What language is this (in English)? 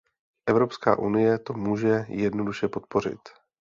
Czech